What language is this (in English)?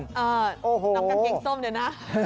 Thai